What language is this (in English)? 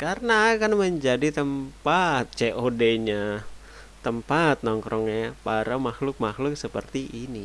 Indonesian